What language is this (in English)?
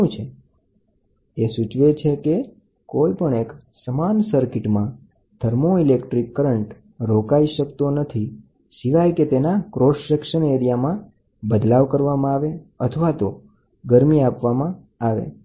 Gujarati